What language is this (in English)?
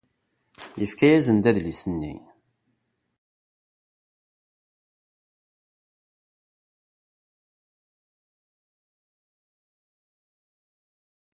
Kabyle